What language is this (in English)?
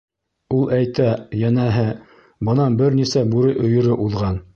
Bashkir